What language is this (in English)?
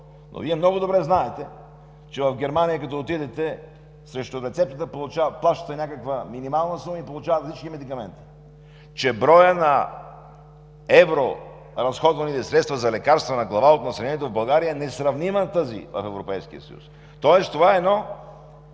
Bulgarian